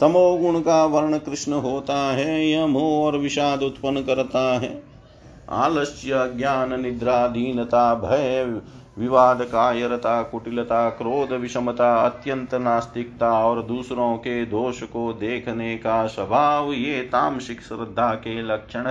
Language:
Hindi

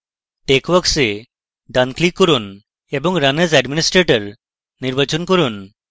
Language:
Bangla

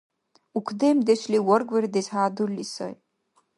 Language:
Dargwa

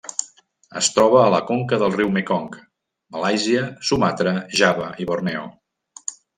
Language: Catalan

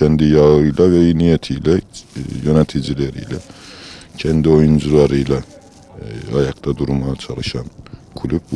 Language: Turkish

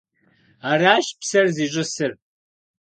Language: Kabardian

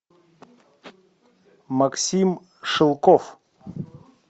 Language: Russian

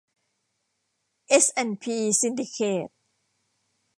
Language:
Thai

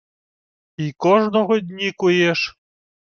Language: Ukrainian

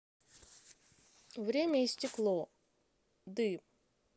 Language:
Russian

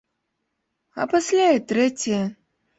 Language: Belarusian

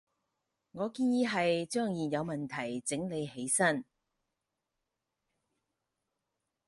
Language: Cantonese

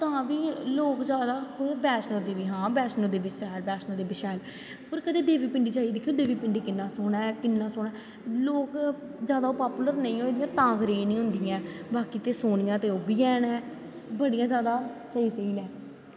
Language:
Dogri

